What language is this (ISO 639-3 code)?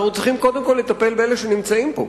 heb